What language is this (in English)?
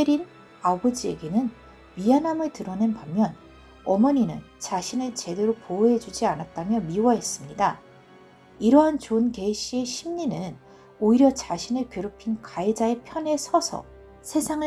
Korean